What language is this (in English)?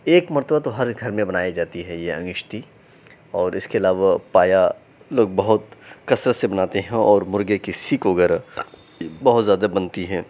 Urdu